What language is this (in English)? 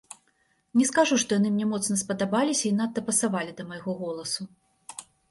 Belarusian